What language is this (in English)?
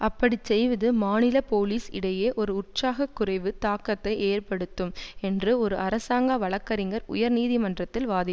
Tamil